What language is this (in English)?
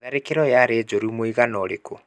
Kikuyu